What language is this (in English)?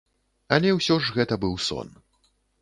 Belarusian